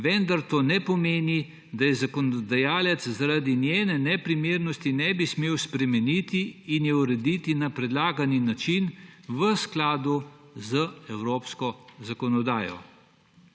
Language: Slovenian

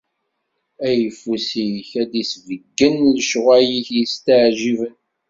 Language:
Kabyle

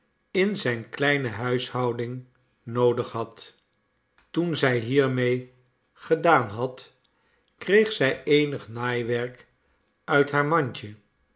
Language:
Dutch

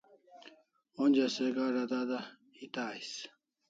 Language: Kalasha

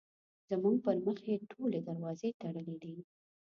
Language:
Pashto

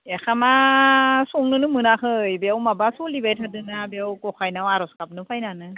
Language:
Bodo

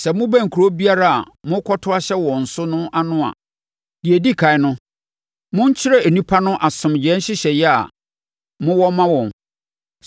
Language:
Akan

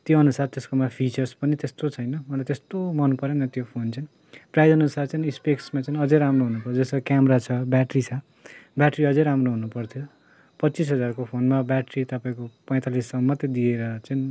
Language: Nepali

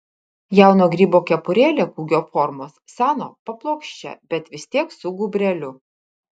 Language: Lithuanian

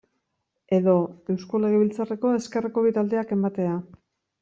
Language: Basque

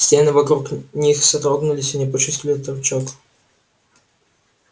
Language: Russian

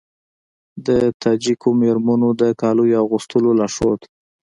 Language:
Pashto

